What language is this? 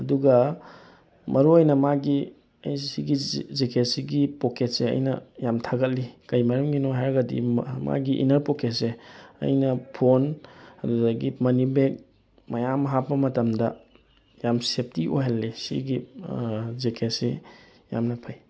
Manipuri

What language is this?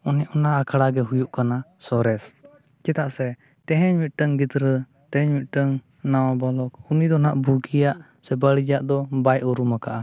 Santali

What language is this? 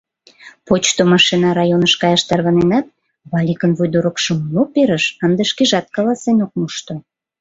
Mari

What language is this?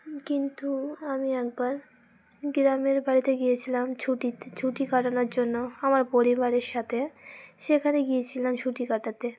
Bangla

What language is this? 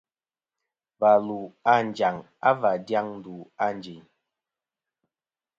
Kom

